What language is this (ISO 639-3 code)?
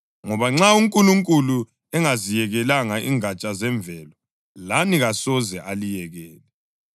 nde